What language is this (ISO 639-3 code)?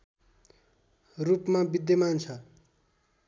nep